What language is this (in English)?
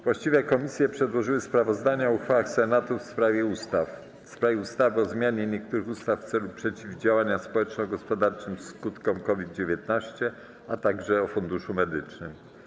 Polish